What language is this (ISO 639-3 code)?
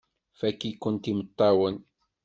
kab